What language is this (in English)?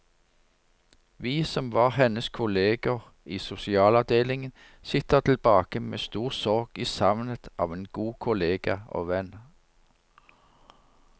Norwegian